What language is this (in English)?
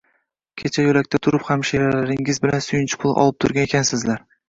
Uzbek